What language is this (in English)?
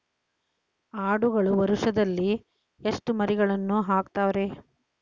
Kannada